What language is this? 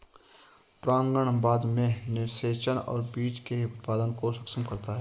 Hindi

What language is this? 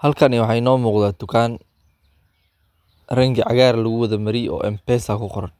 Somali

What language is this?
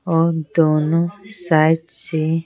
Hindi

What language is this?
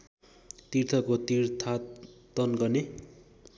Nepali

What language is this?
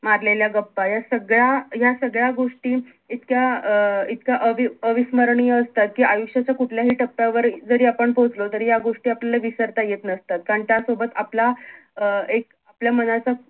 Marathi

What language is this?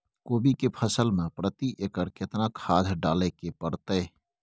Maithili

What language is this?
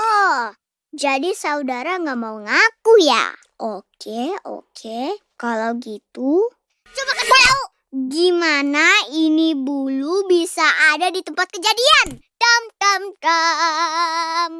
Indonesian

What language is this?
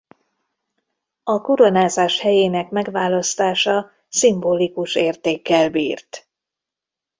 Hungarian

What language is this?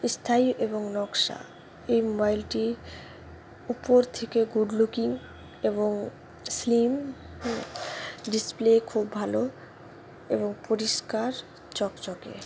Bangla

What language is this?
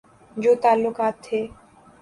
Urdu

